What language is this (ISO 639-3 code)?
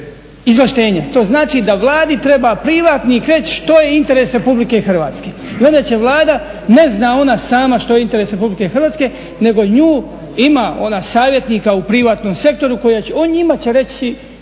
hrv